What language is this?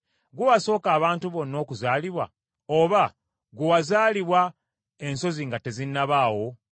Ganda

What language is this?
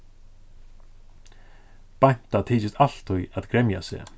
Faroese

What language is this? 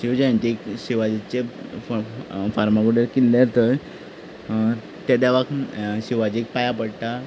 Konkani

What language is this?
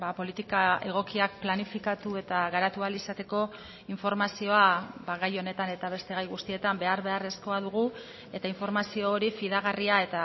Basque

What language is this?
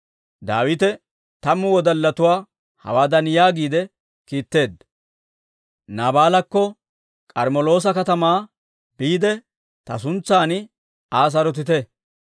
Dawro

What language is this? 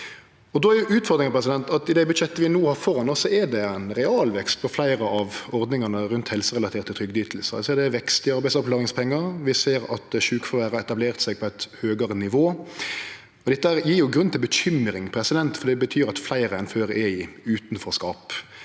Norwegian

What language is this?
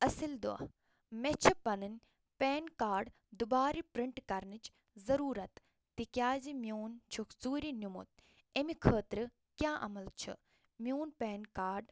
Kashmiri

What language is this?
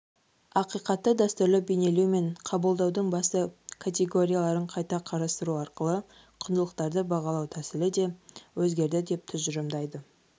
Kazakh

